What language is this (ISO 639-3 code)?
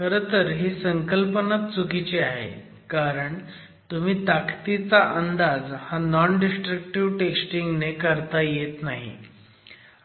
mar